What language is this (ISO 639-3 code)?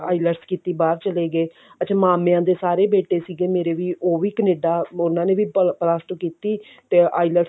pan